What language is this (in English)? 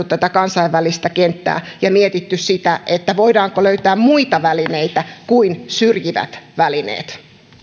Finnish